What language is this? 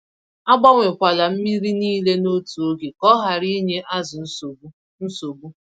Igbo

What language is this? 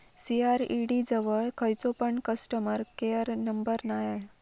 Marathi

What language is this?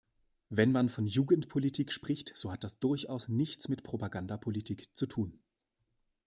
German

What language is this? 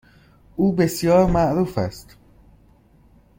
Persian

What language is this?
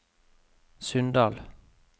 Norwegian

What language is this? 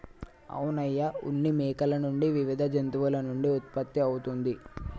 Telugu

